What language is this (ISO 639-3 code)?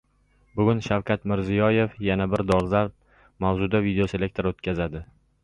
uzb